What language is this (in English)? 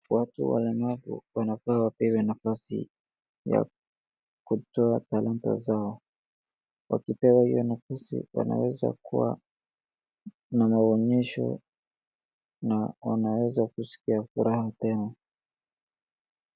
Swahili